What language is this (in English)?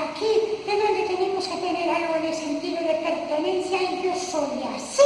Spanish